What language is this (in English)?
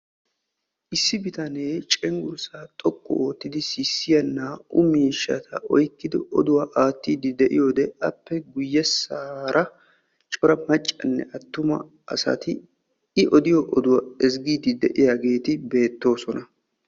Wolaytta